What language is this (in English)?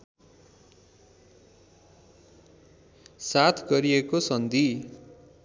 Nepali